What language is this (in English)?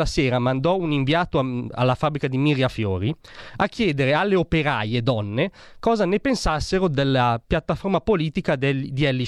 Italian